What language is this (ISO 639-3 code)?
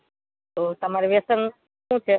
guj